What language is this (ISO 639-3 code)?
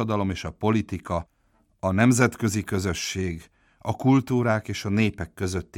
hun